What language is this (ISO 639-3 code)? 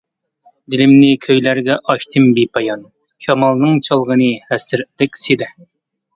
uig